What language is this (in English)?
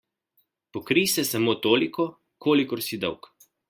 Slovenian